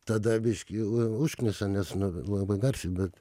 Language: Lithuanian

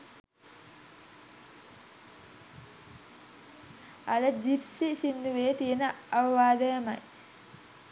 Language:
Sinhala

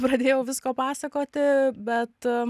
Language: Lithuanian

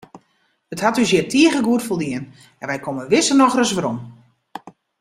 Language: Western Frisian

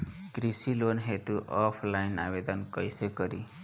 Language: Bhojpuri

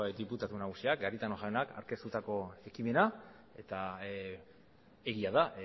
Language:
Basque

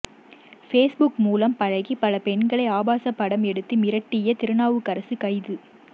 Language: Tamil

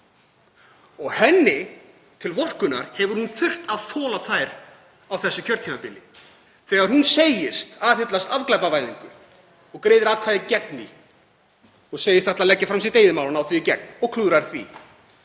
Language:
Icelandic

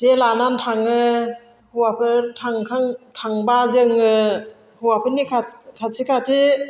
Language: Bodo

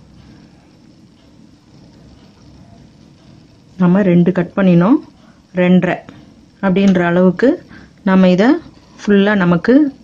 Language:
English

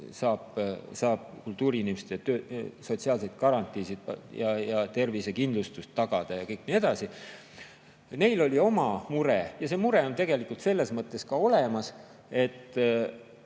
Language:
Estonian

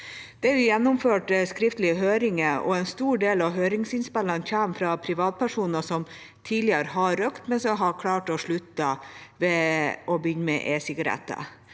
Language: Norwegian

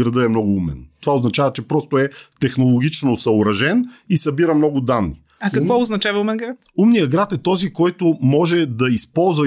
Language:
Bulgarian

